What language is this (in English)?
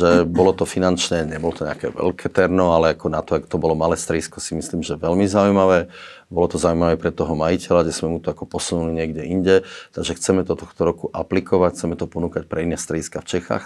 Slovak